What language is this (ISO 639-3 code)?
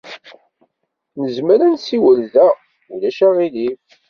kab